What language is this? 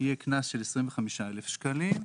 Hebrew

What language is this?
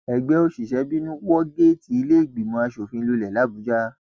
Yoruba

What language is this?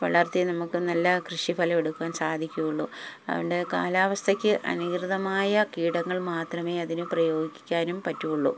Malayalam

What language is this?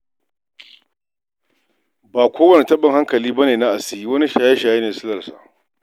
Hausa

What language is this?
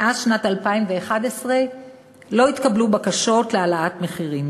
Hebrew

